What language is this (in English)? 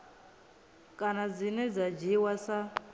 Venda